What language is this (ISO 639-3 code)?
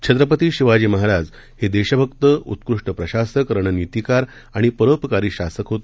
mar